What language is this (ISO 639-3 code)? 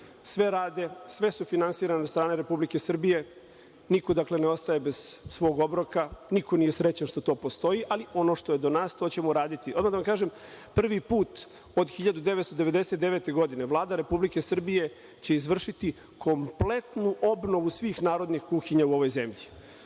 srp